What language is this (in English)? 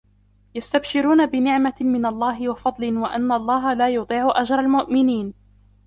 Arabic